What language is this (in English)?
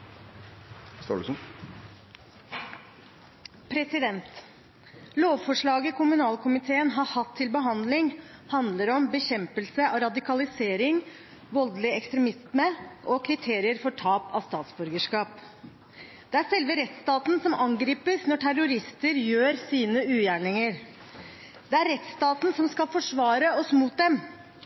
Norwegian